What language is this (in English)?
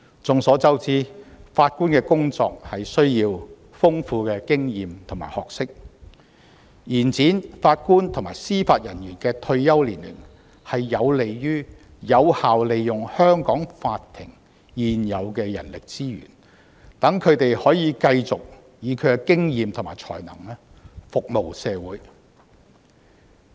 Cantonese